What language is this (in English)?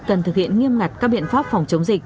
Vietnamese